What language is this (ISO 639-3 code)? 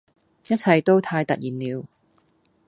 yue